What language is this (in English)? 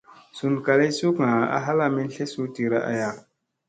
Musey